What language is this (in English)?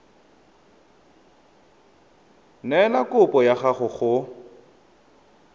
Tswana